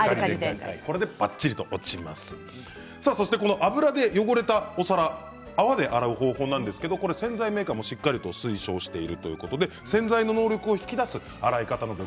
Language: Japanese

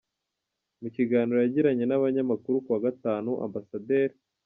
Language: Kinyarwanda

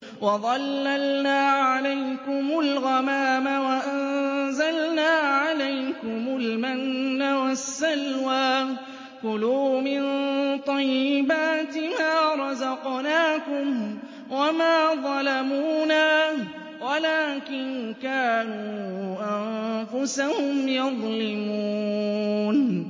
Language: Arabic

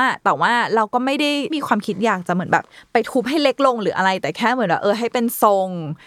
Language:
Thai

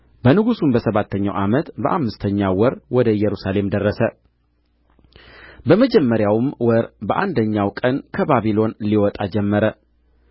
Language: Amharic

